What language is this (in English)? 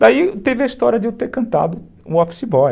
Portuguese